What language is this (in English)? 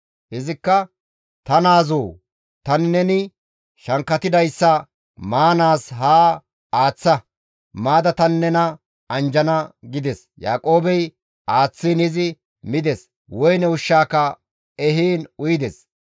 Gamo